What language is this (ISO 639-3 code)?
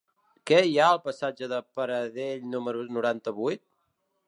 cat